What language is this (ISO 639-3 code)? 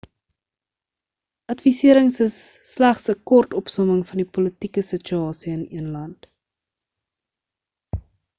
afr